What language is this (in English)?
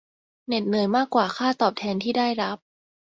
Thai